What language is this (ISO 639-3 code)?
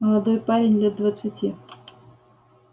rus